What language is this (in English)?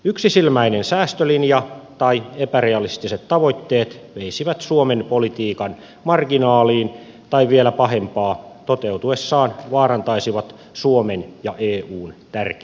Finnish